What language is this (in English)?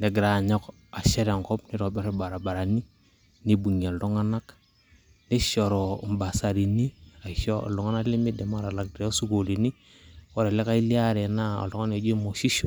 Masai